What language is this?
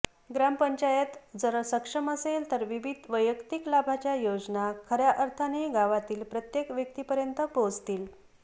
Marathi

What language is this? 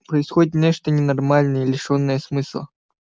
Russian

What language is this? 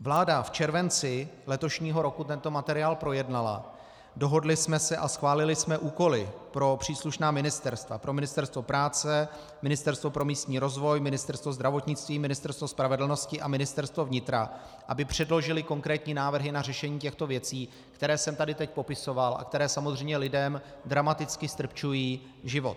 Czech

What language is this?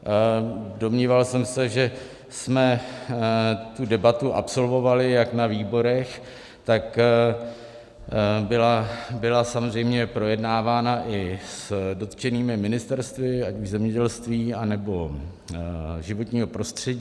Czech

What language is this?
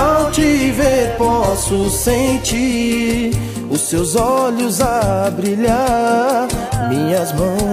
Portuguese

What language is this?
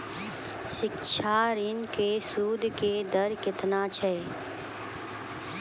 Maithili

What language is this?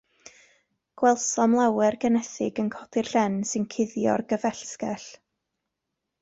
Welsh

